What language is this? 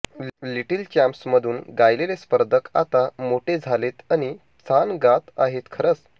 Marathi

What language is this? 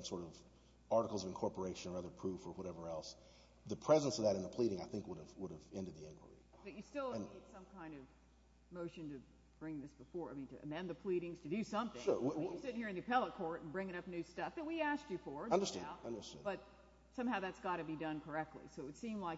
English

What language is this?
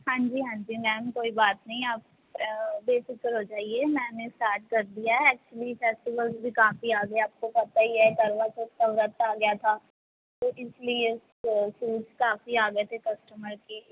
Punjabi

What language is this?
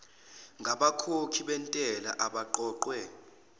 Zulu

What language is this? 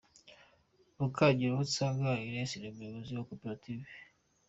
Kinyarwanda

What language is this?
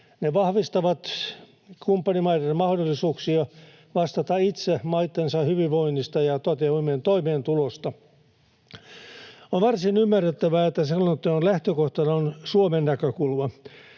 Finnish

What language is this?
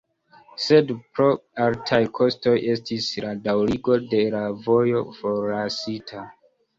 Esperanto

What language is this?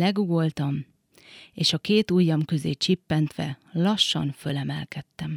Hungarian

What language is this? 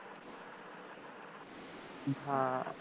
Punjabi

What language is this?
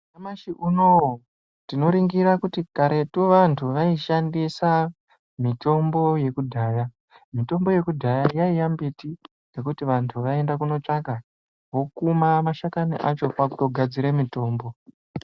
Ndau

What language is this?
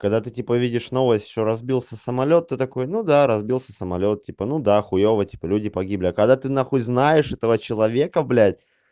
Russian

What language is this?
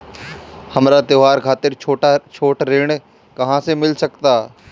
Bhojpuri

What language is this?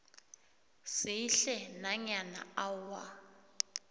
South Ndebele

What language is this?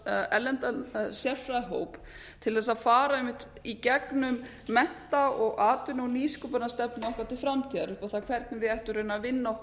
Icelandic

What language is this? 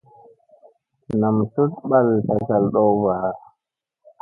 Musey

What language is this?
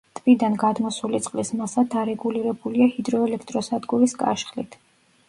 Georgian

